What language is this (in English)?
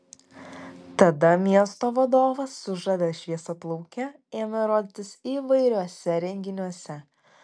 Lithuanian